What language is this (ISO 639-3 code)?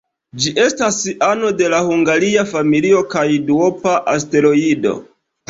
epo